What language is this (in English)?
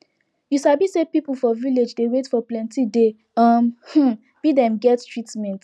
Nigerian Pidgin